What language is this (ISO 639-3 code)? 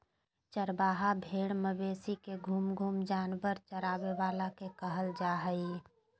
mag